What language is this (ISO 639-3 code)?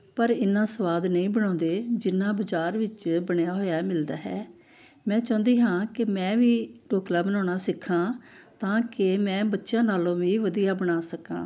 pan